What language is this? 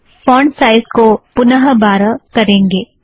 Hindi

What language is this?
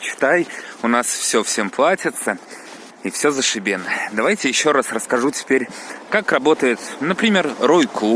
Russian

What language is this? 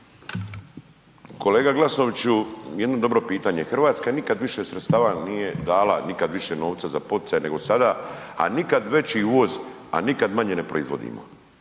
Croatian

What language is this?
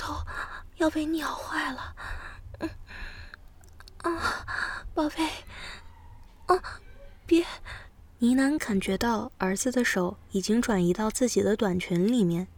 Chinese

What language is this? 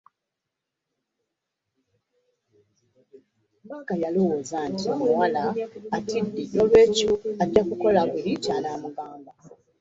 Ganda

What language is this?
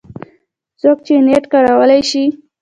Pashto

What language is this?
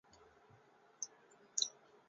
Chinese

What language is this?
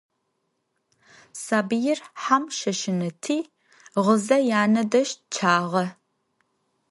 Adyghe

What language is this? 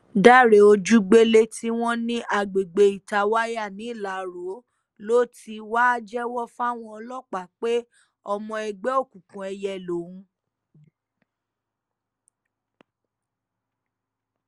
Yoruba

